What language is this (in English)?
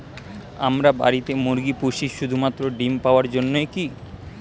Bangla